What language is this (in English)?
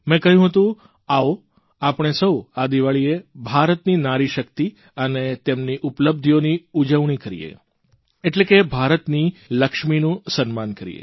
Gujarati